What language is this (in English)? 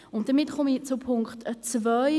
Swiss German